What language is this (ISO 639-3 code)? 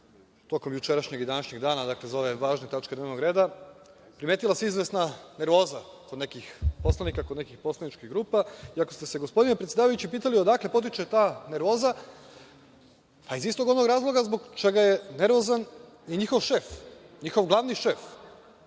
srp